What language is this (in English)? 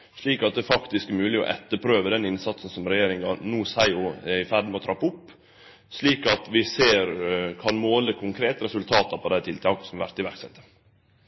Norwegian Nynorsk